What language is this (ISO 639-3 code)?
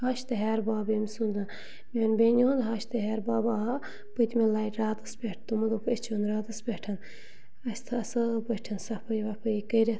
kas